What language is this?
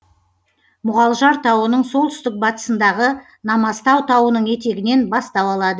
Kazakh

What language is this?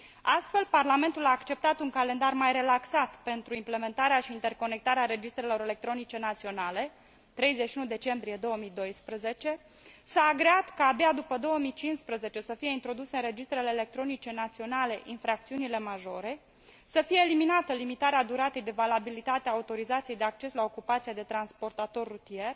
Romanian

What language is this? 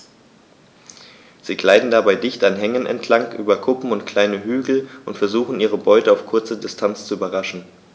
German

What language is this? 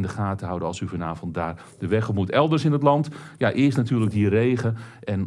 Dutch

